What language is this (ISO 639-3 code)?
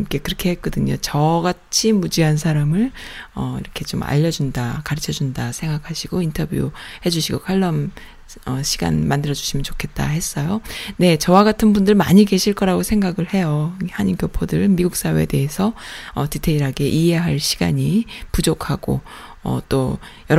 kor